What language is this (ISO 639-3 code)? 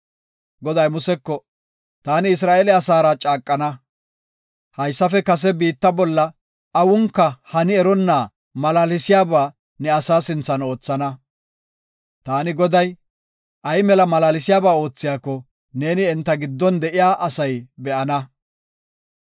gof